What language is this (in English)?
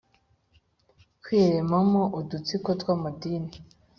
Kinyarwanda